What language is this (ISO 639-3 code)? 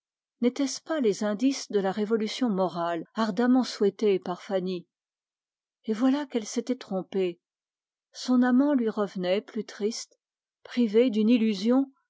fra